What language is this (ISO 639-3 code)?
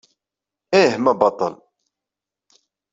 kab